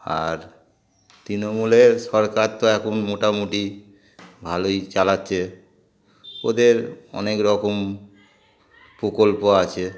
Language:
Bangla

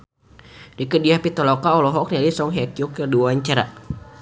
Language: Sundanese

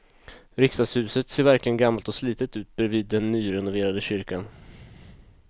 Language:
Swedish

